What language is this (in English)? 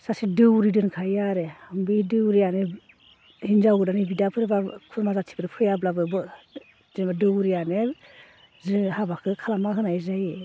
Bodo